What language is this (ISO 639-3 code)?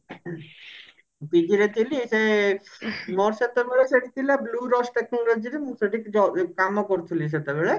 ori